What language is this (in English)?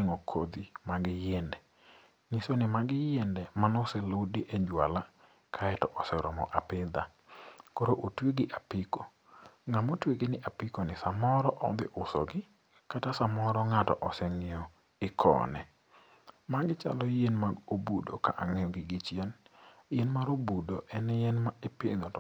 Luo (Kenya and Tanzania)